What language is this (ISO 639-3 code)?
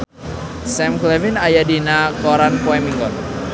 sun